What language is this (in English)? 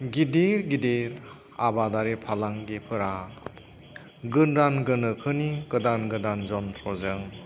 Bodo